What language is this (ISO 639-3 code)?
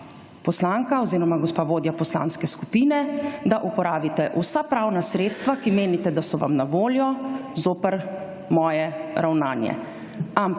slv